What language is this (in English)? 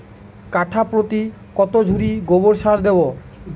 Bangla